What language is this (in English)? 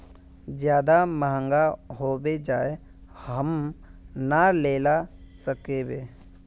Magahi